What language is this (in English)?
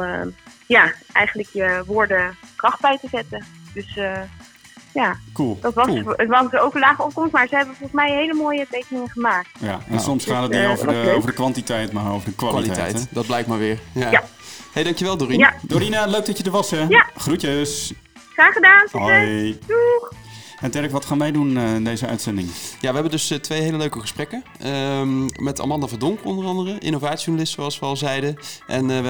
Dutch